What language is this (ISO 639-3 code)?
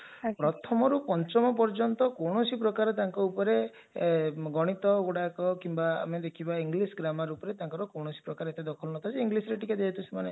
ori